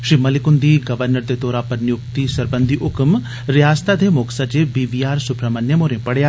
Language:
Dogri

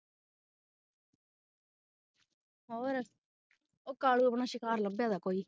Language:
Punjabi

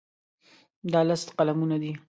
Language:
Pashto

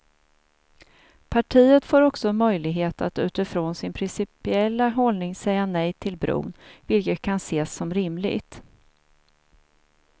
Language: Swedish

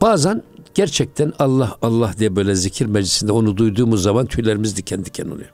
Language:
Turkish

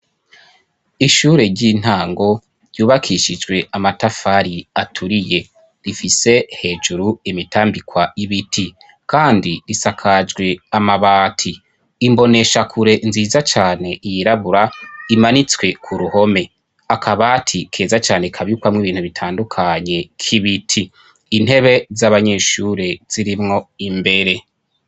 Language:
Rundi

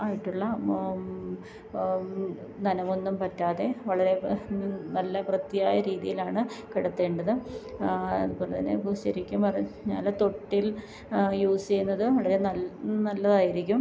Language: Malayalam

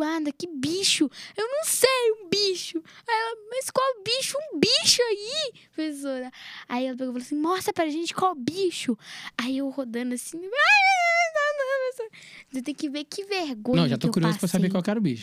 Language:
Portuguese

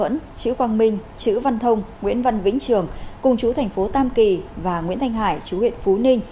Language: Vietnamese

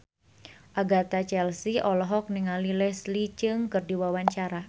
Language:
Sundanese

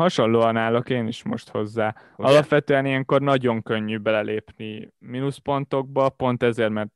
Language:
Hungarian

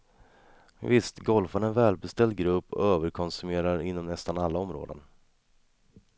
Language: Swedish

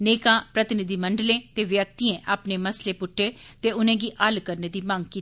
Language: Dogri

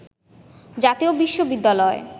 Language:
Bangla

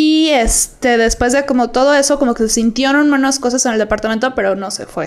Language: Spanish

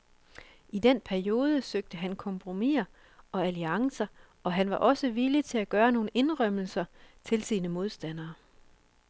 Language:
Danish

